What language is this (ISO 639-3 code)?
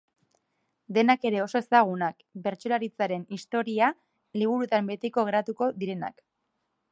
eus